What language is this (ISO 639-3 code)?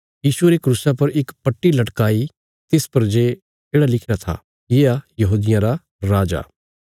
kfs